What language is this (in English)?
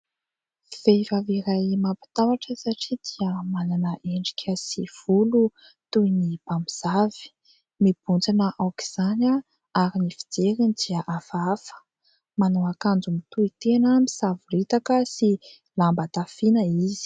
Malagasy